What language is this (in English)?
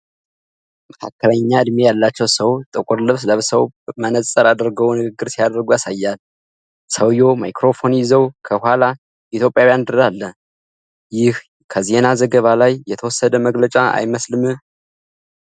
Amharic